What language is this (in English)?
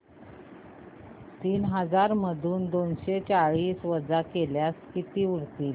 Marathi